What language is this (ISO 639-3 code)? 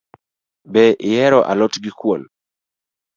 luo